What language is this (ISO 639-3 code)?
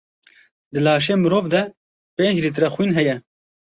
kur